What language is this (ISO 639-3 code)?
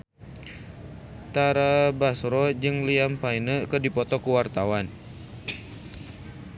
sun